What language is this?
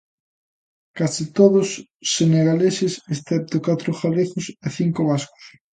Galician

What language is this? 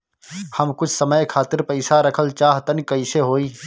Bhojpuri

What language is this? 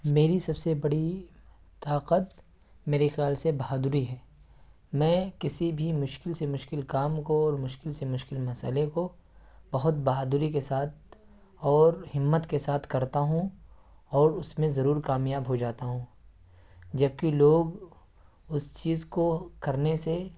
Urdu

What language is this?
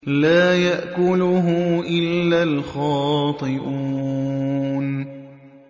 Arabic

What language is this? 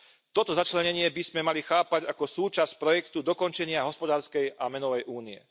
Slovak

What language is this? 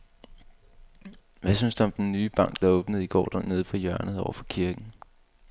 Danish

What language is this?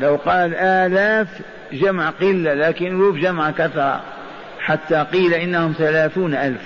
Arabic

